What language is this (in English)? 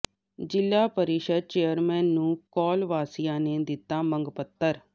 Punjabi